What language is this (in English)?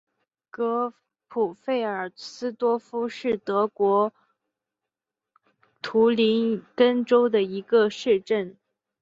Chinese